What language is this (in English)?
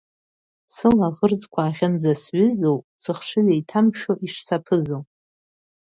Abkhazian